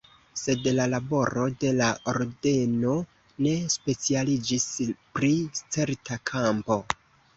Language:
Esperanto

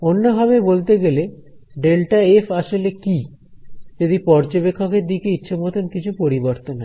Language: Bangla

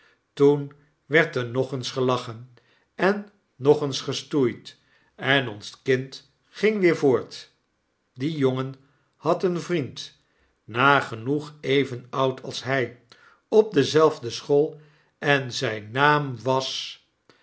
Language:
Dutch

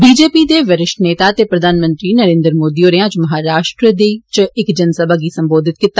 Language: Dogri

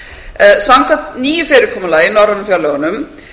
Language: Icelandic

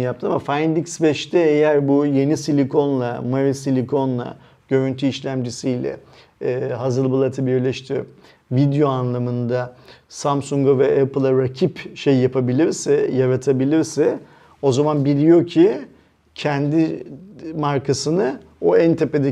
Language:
Turkish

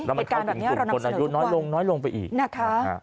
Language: Thai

